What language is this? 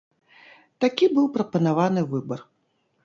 Belarusian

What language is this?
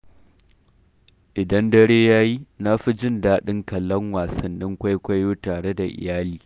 Hausa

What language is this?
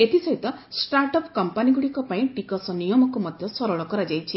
Odia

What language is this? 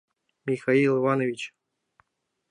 Mari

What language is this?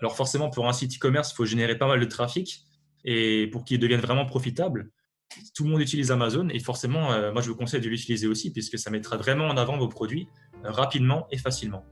French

